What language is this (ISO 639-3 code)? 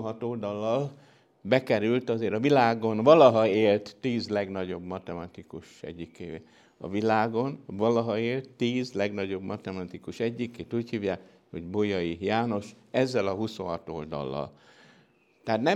hun